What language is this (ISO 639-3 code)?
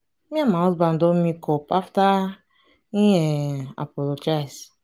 pcm